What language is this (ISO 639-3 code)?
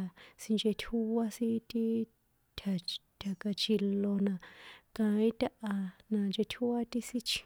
poe